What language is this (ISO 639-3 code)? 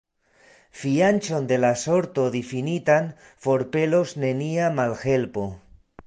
epo